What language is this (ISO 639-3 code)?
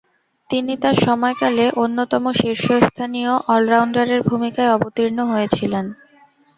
ben